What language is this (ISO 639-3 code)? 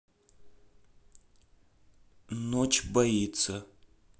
rus